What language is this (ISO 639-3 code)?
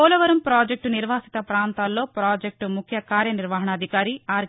tel